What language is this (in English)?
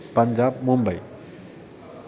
Sanskrit